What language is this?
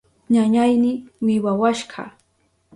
Southern Pastaza Quechua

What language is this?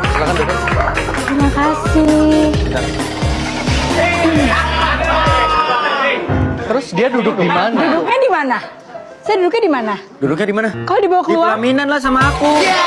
Indonesian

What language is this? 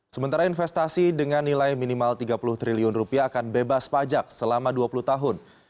Indonesian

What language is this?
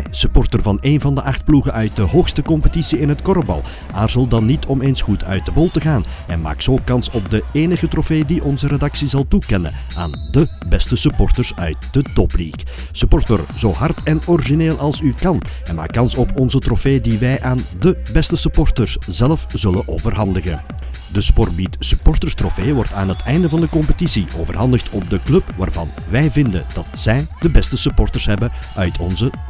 Dutch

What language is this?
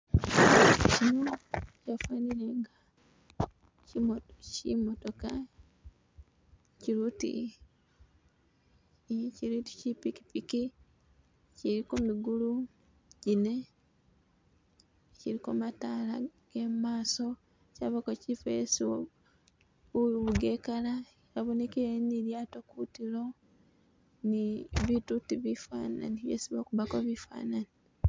Masaaba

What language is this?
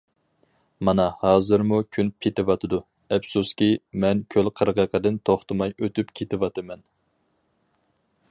Uyghur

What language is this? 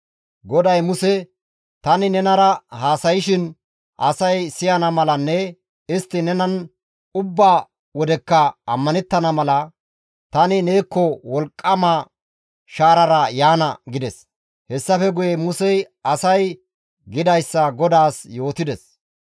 Gamo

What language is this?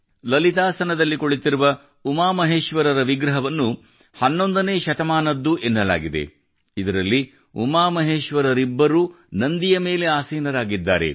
Kannada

